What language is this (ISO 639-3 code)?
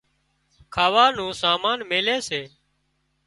kxp